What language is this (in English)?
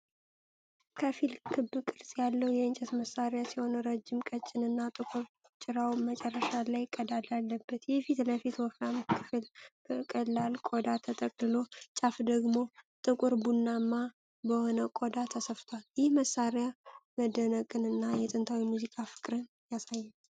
Amharic